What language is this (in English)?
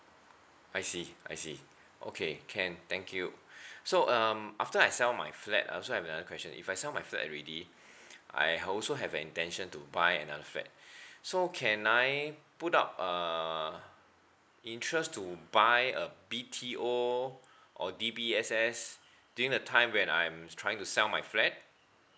English